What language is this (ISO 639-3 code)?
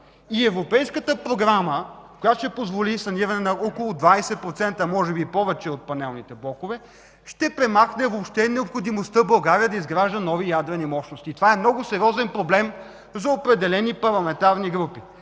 bul